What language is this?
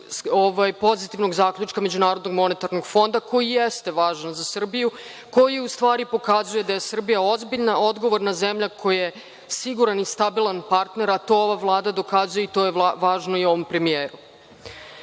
Serbian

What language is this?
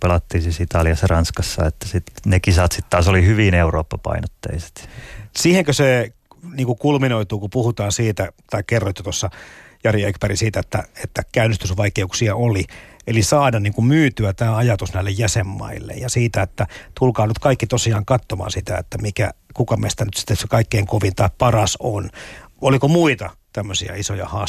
Finnish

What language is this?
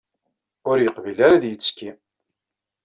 Kabyle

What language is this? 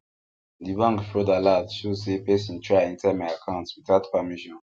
Nigerian Pidgin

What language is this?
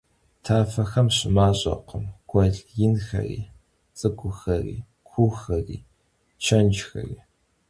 Kabardian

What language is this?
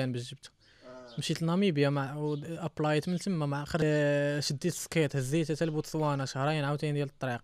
Arabic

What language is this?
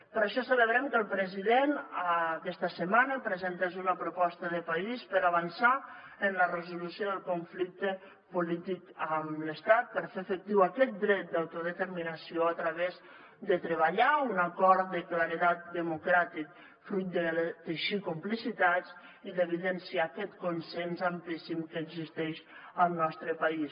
Catalan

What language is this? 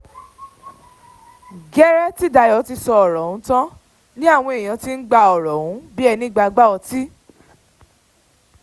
Yoruba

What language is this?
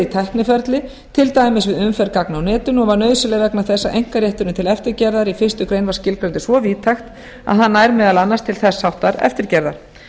Icelandic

